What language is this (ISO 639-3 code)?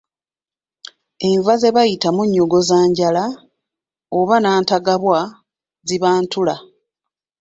lug